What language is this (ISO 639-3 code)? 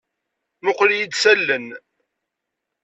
kab